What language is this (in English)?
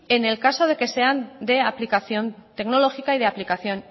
Spanish